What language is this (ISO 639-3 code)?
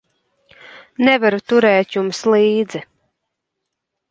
lav